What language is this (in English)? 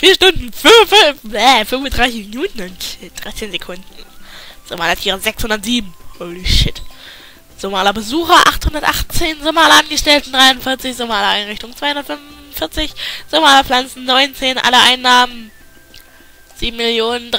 German